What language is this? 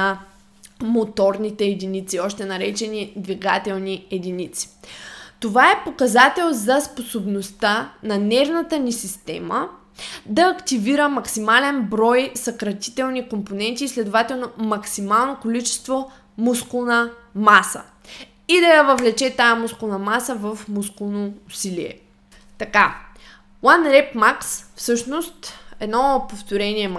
Bulgarian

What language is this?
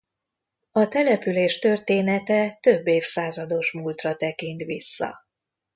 Hungarian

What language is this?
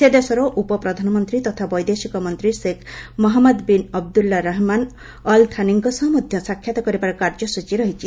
Odia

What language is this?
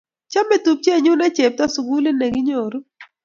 Kalenjin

